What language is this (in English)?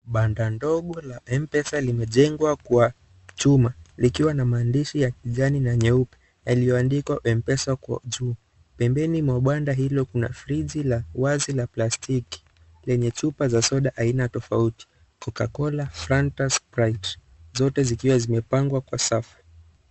Swahili